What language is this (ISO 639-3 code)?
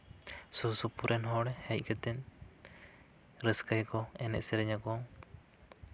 sat